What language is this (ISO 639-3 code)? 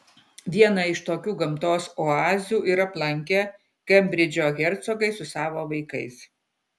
lit